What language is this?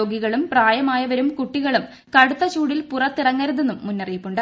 Malayalam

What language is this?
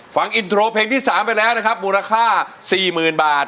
Thai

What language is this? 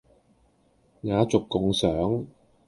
Cantonese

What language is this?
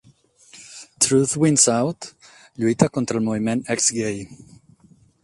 Catalan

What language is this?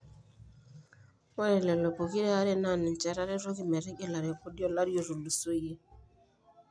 Masai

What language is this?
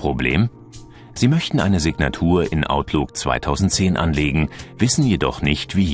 German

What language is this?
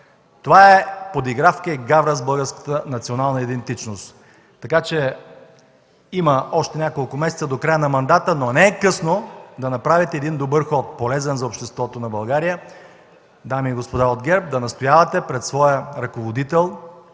Bulgarian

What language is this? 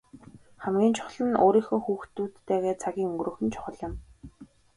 Mongolian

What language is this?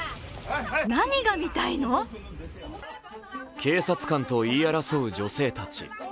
Japanese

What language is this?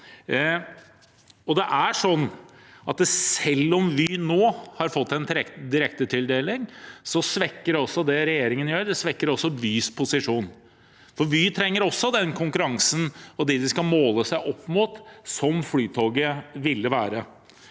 Norwegian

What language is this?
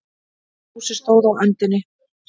Icelandic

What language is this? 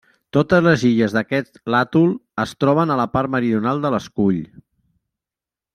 Catalan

